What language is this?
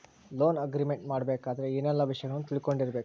Kannada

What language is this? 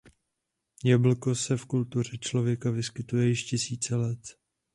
Czech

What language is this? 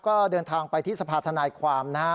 Thai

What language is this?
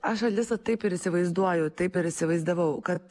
Lithuanian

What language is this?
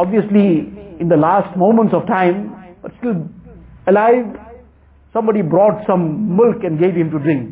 English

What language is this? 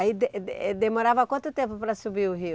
Portuguese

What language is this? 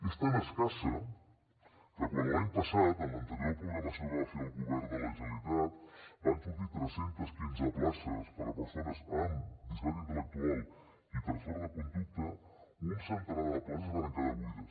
Catalan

